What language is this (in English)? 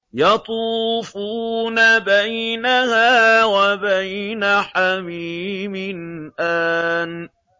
Arabic